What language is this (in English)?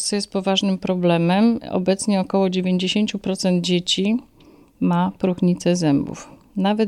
Polish